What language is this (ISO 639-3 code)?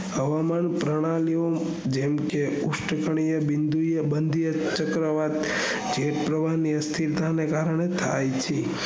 guj